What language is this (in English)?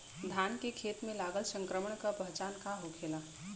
Bhojpuri